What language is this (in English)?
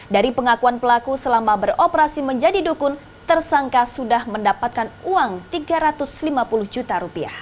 Indonesian